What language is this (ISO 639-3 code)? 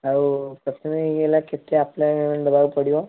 ori